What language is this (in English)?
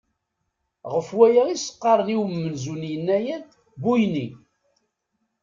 Kabyle